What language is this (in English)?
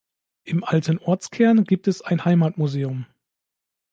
German